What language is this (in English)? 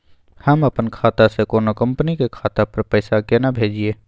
Maithili